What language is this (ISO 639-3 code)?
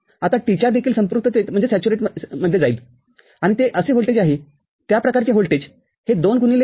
mar